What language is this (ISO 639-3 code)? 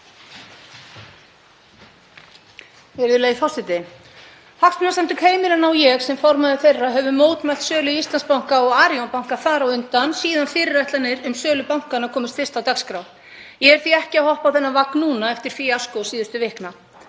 isl